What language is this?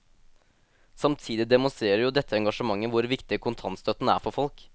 Norwegian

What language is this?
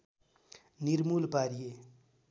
Nepali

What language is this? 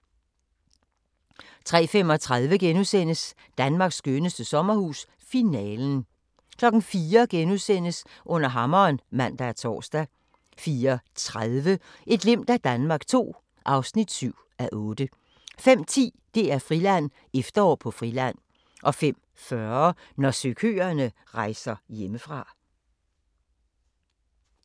Danish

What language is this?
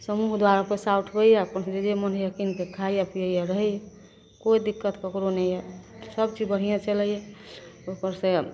Maithili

